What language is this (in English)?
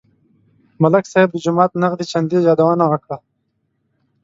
Pashto